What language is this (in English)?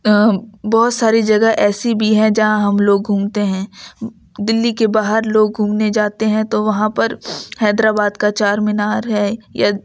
Urdu